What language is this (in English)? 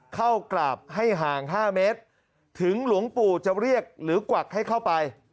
Thai